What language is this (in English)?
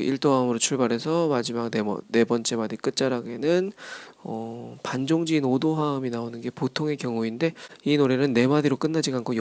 Korean